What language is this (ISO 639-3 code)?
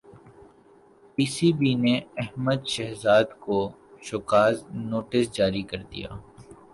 urd